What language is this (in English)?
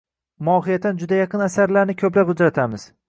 Uzbek